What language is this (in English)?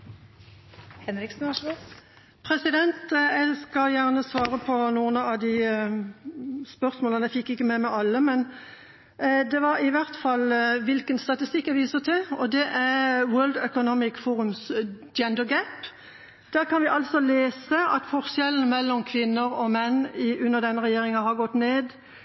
Norwegian Bokmål